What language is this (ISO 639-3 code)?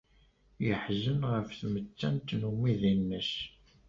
kab